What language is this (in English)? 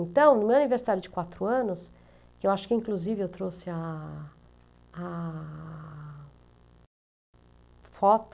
Portuguese